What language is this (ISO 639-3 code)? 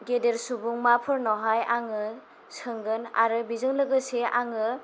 brx